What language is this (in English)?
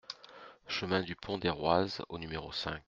French